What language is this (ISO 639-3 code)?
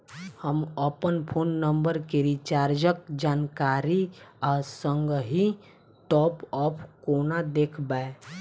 mai